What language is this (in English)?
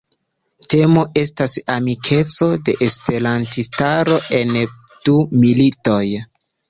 Esperanto